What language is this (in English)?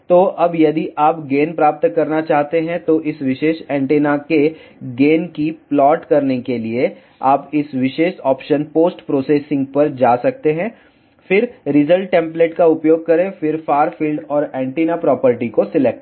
Hindi